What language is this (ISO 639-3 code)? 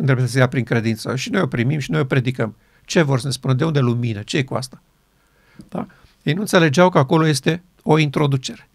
ron